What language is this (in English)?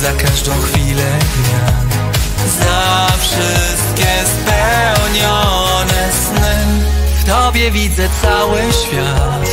Polish